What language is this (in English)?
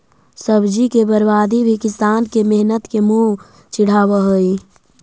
Magahi